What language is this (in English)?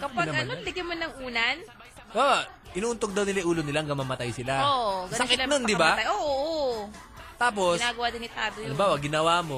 Filipino